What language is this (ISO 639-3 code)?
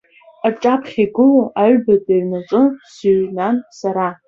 abk